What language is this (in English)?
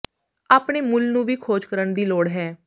Punjabi